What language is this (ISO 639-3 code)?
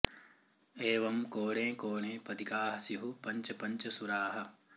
san